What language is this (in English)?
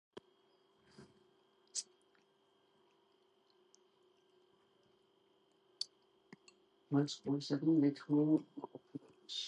Georgian